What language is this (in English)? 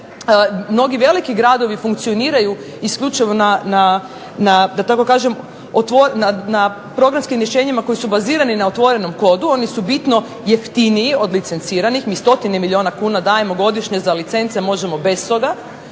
Croatian